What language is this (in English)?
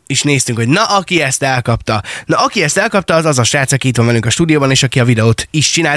Hungarian